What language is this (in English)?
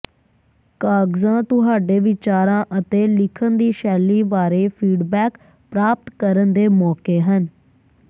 Punjabi